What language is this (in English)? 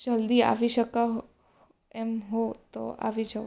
Gujarati